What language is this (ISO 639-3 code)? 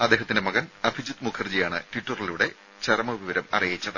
mal